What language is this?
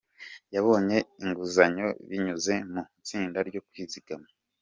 Kinyarwanda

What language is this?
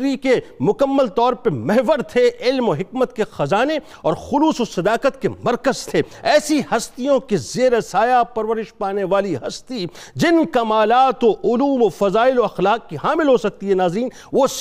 Urdu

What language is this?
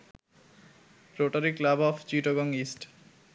Bangla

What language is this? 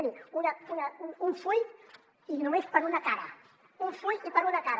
Catalan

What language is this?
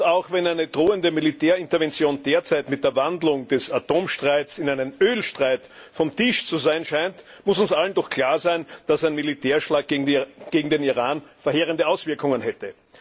German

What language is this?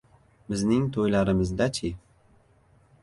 Uzbek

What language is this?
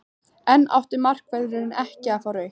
Icelandic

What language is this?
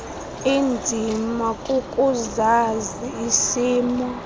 Xhosa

